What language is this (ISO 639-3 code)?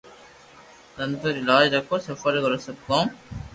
lrk